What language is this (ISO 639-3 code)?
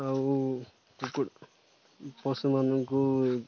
ori